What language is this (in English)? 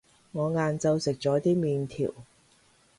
Cantonese